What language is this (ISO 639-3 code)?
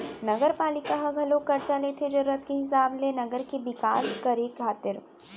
hne